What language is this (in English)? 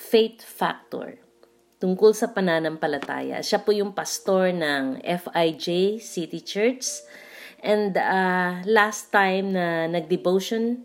Filipino